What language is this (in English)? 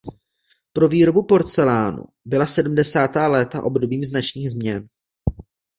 Czech